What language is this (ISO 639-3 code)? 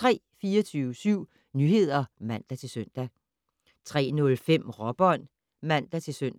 dan